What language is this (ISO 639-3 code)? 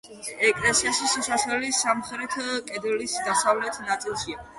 kat